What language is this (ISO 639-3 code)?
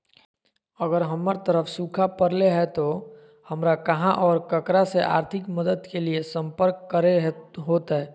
mag